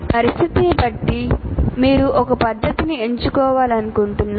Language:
Telugu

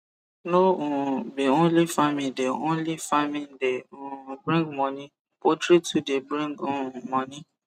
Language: Nigerian Pidgin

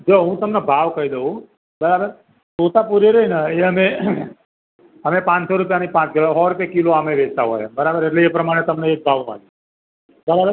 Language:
Gujarati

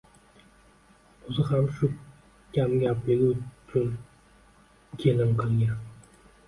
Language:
Uzbek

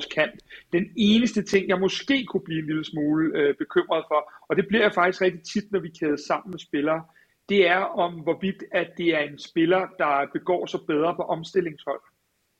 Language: Danish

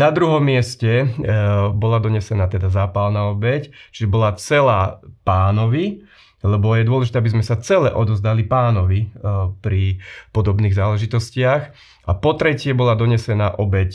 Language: Slovak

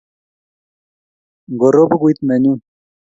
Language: Kalenjin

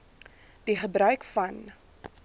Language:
Afrikaans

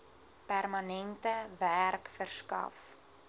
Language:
Afrikaans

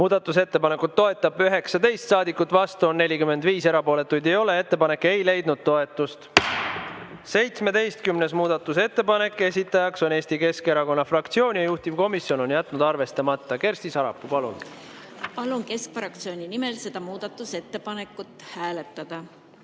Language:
Estonian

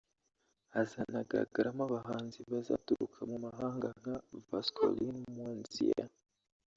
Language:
Kinyarwanda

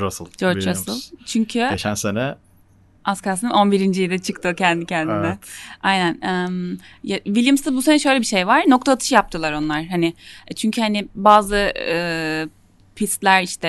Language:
Turkish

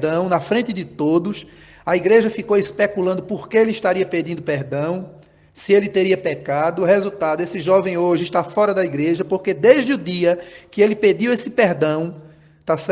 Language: Portuguese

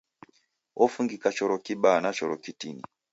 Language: Taita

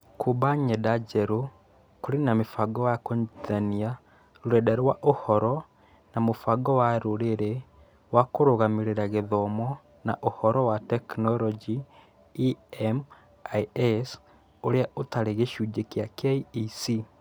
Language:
Kikuyu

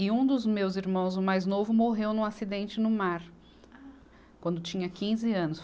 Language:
Portuguese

